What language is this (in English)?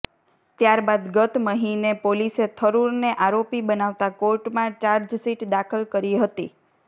Gujarati